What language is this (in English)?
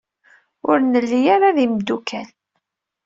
Kabyle